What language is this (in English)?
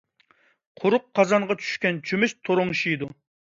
Uyghur